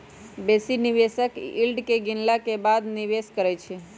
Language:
Magahi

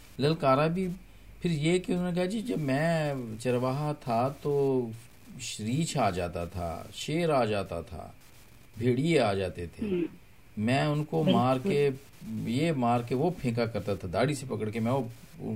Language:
Hindi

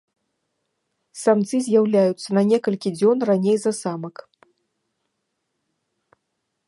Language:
Belarusian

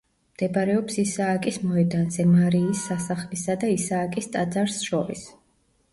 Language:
Georgian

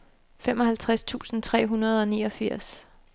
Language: Danish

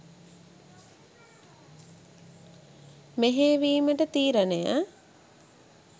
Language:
Sinhala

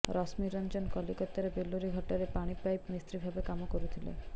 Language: Odia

